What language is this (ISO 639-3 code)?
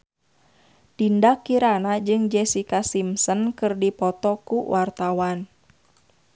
sun